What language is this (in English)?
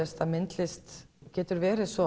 Icelandic